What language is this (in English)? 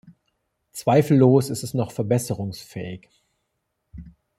German